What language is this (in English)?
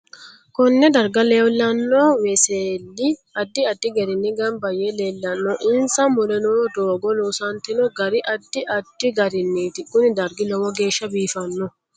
Sidamo